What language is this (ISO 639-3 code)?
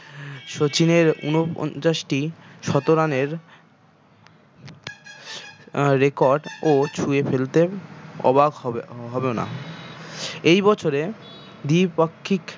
ben